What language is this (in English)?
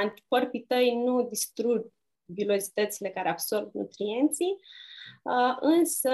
Romanian